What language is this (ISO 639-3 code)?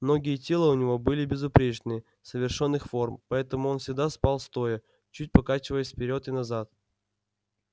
rus